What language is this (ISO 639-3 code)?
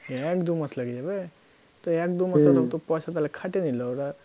ben